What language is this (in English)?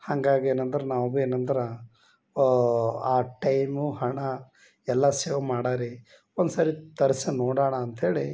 Kannada